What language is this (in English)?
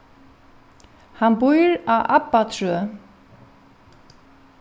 Faroese